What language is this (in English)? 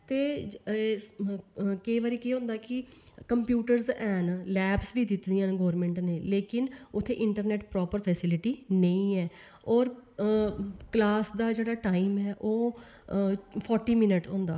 Dogri